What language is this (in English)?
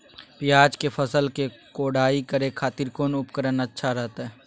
Magahi